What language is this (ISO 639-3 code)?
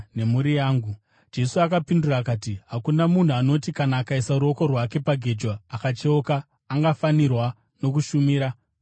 sna